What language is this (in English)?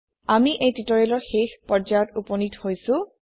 Assamese